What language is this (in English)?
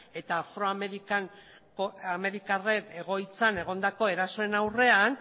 Basque